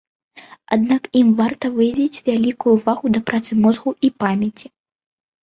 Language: Belarusian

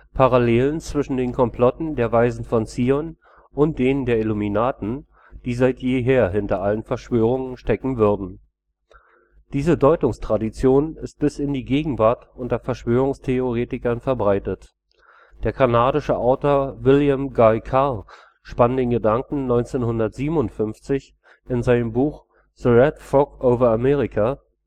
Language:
German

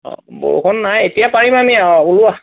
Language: Assamese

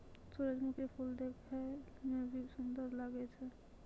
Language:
Maithili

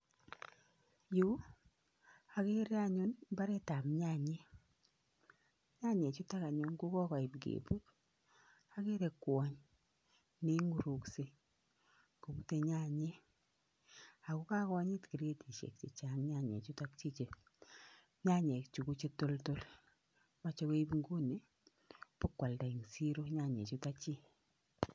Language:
Kalenjin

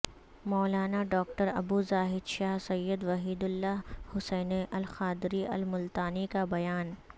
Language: Urdu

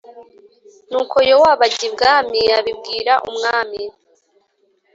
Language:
Kinyarwanda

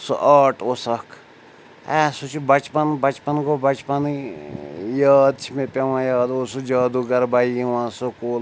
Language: Kashmiri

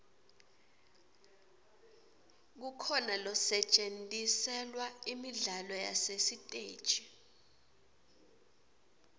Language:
Swati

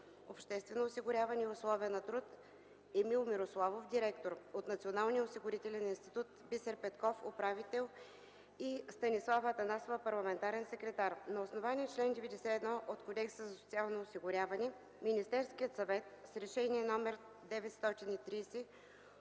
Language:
Bulgarian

